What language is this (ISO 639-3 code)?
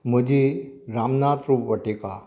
kok